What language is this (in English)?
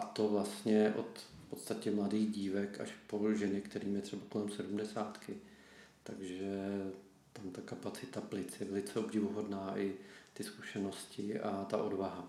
Czech